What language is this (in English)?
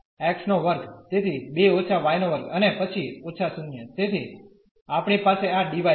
Gujarati